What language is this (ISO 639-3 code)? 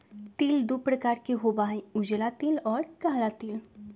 mag